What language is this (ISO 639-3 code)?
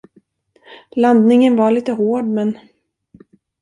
swe